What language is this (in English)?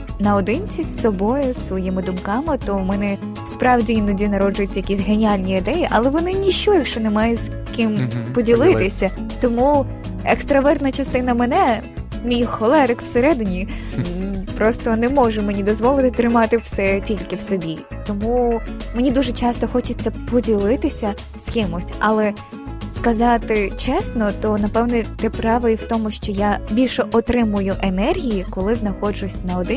Ukrainian